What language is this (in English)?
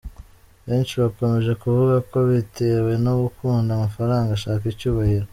Kinyarwanda